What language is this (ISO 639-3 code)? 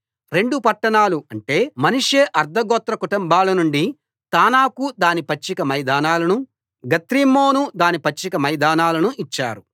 tel